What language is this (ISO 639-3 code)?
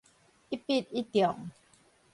nan